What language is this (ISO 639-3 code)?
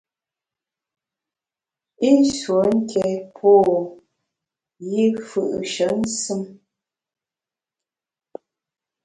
bax